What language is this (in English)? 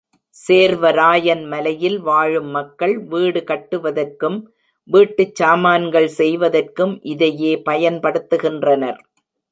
Tamil